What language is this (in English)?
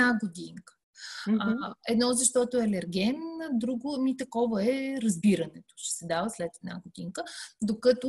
Bulgarian